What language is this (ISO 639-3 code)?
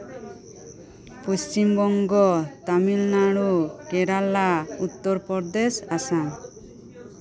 sat